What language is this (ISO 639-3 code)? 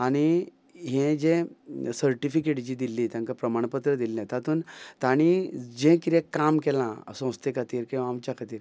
kok